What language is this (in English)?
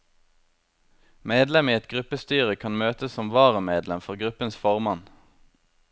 Norwegian